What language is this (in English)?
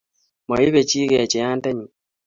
Kalenjin